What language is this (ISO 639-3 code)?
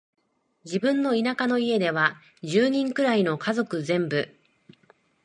jpn